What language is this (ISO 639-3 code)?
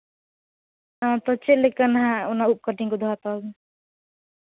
sat